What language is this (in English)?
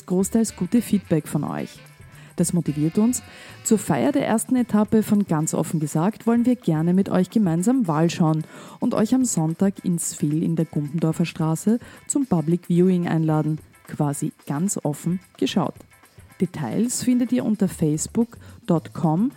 German